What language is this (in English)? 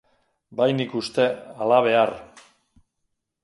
Basque